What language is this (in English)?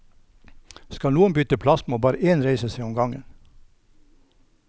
Norwegian